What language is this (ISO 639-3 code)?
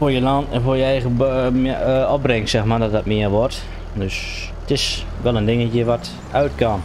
nld